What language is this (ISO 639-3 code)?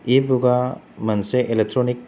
brx